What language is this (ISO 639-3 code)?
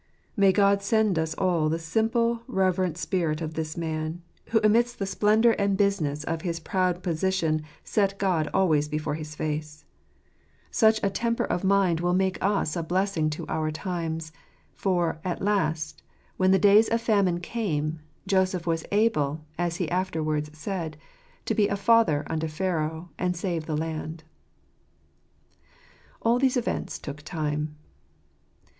eng